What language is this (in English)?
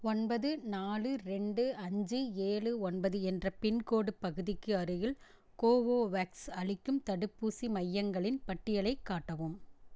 Tamil